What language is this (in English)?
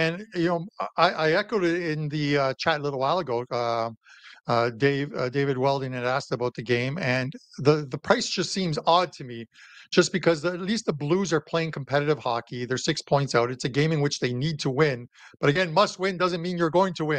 English